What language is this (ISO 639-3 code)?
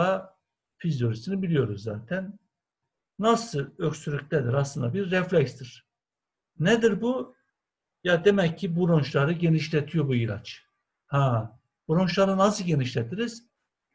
tur